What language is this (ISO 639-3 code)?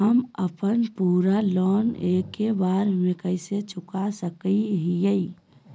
mag